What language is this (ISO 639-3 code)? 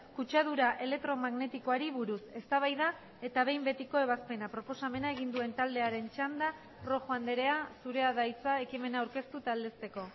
eus